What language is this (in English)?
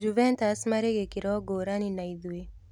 Kikuyu